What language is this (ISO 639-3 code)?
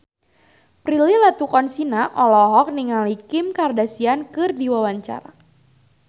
sun